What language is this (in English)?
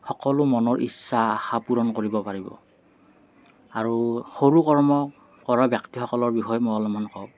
Assamese